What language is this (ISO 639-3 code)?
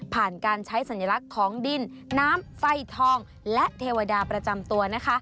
tha